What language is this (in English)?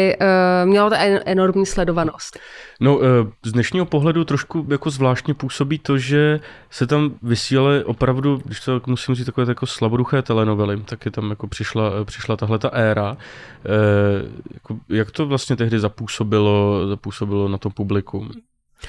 Czech